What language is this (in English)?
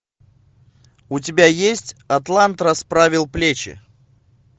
Russian